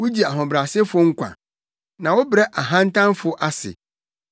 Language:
Akan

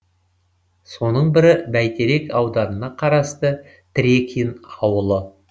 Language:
Kazakh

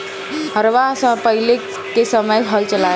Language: Bhojpuri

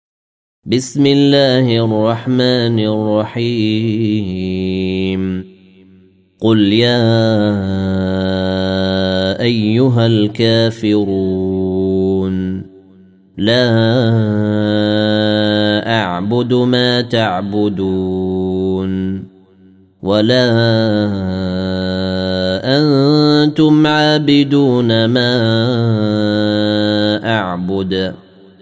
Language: Arabic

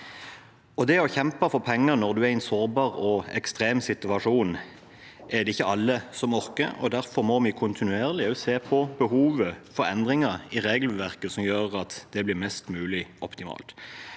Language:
Norwegian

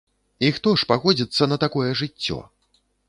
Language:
Belarusian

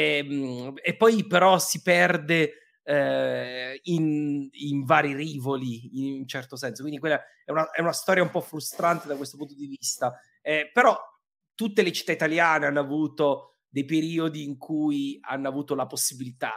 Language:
Italian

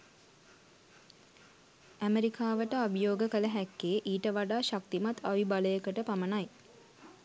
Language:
Sinhala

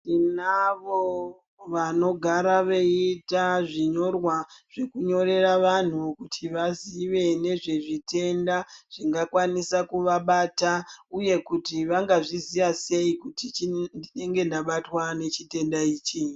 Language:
Ndau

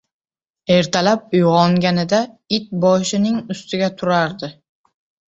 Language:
Uzbek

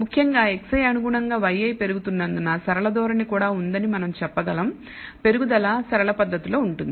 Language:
Telugu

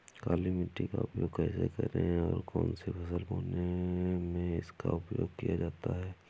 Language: Hindi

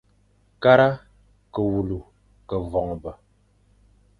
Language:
Fang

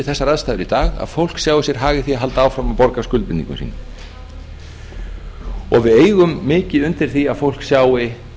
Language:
Icelandic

